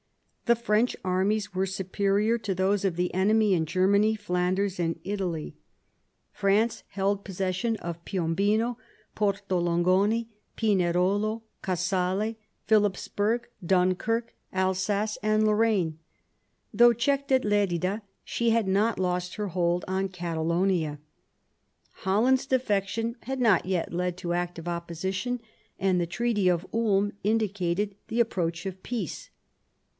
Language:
English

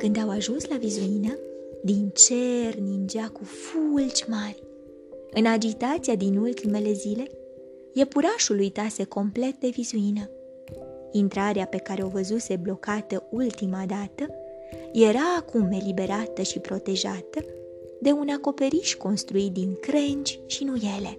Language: Romanian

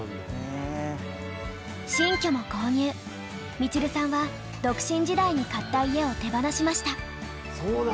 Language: Japanese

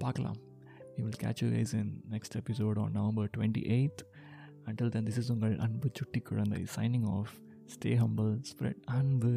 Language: Tamil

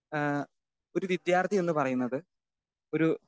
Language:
Malayalam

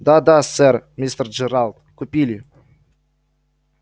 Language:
Russian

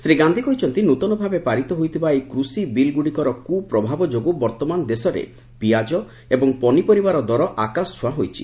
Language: Odia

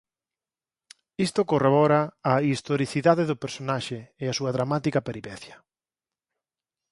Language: Galician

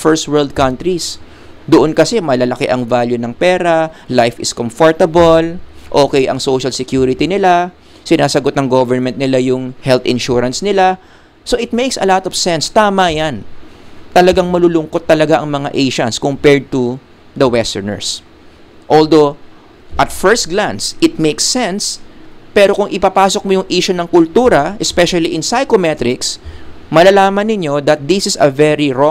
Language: Filipino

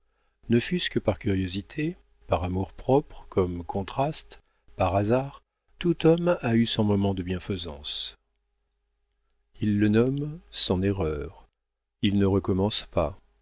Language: French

